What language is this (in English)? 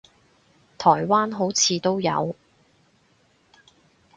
Cantonese